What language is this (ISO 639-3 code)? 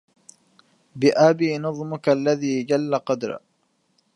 ara